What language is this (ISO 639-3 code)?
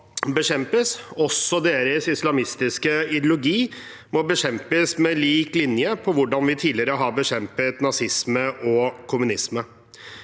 nor